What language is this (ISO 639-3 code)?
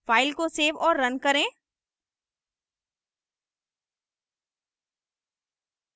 hin